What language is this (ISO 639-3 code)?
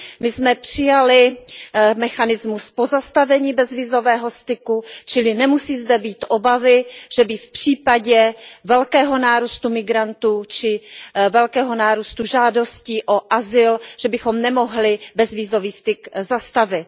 ces